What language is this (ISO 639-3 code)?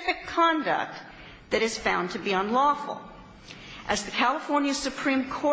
eng